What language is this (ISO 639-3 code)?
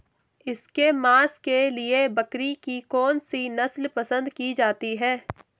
hin